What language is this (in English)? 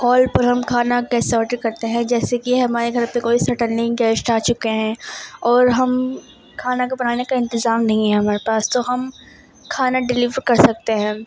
Urdu